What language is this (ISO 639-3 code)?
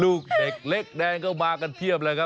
tha